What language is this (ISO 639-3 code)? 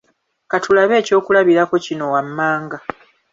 lug